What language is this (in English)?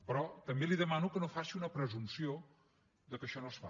Catalan